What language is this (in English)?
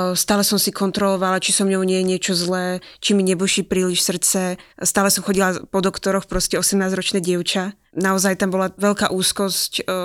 Slovak